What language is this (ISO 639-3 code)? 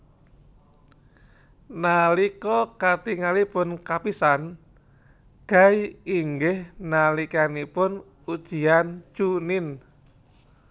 jav